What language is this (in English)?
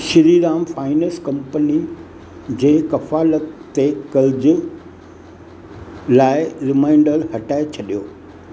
Sindhi